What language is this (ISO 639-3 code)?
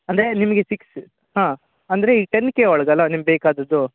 kan